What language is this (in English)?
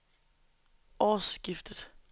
Danish